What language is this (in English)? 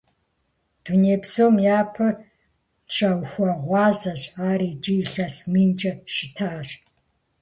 Kabardian